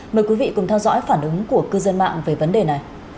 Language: Vietnamese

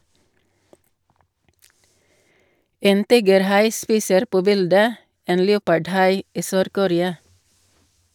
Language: Norwegian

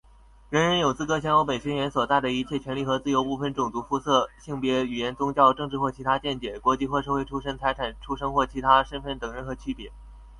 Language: Chinese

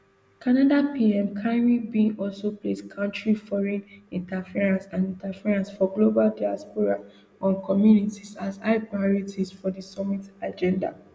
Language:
Nigerian Pidgin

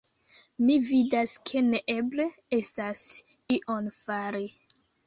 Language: Esperanto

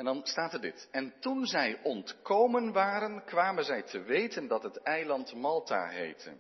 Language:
Dutch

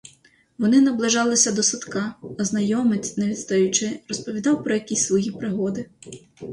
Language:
Ukrainian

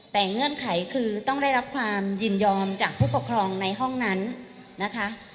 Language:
Thai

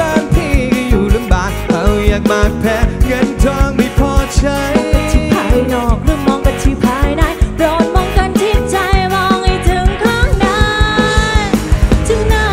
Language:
Thai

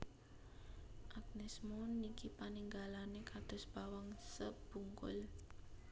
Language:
Javanese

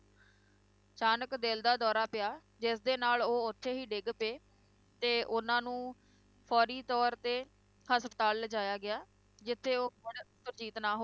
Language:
Punjabi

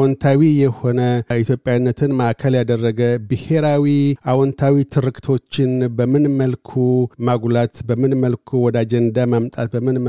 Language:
Amharic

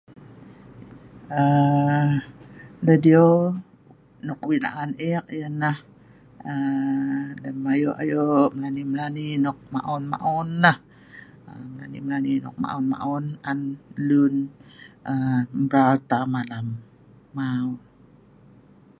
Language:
Sa'ban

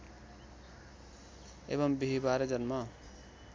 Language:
Nepali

